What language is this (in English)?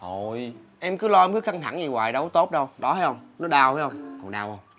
Vietnamese